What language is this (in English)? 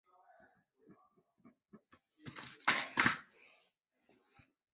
Chinese